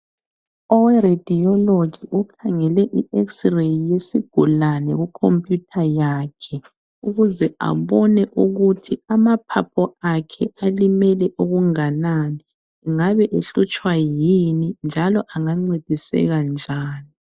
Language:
North Ndebele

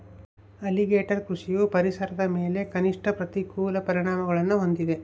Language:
Kannada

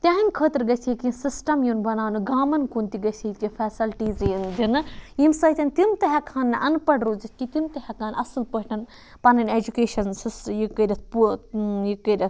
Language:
Kashmiri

